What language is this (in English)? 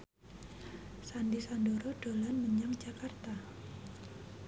Javanese